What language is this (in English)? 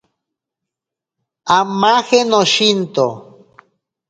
Ashéninka Perené